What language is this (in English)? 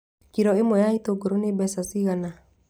Kikuyu